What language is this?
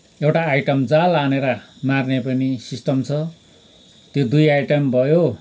Nepali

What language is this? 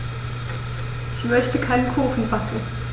German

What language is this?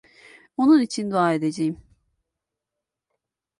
Turkish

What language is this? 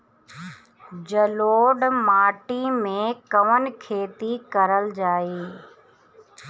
Bhojpuri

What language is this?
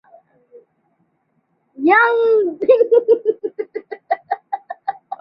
Bangla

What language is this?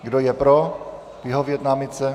Czech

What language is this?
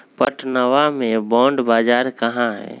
Magahi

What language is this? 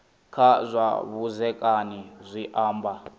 Venda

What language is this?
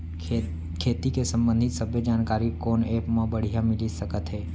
Chhattisgarhi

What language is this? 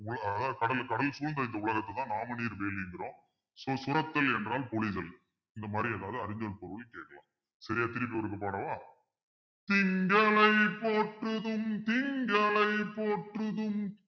Tamil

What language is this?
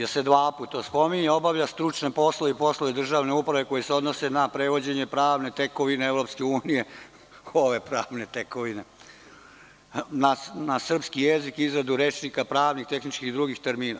Serbian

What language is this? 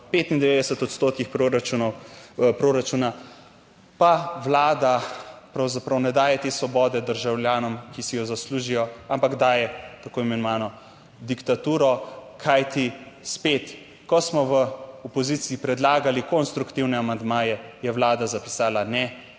Slovenian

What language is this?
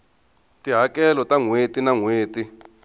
Tsonga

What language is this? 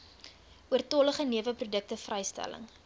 Afrikaans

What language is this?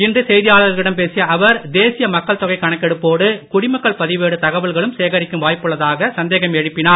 Tamil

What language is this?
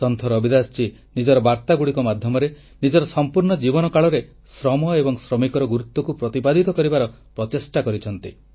Odia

